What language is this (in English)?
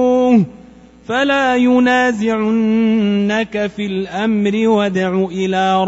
Arabic